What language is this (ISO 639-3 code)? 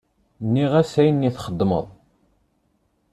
kab